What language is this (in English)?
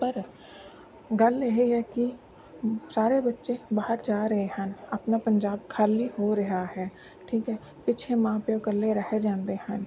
Punjabi